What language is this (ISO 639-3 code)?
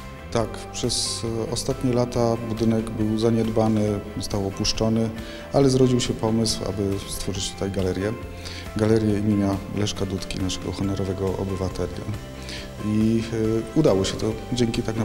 pol